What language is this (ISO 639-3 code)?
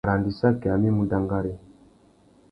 bag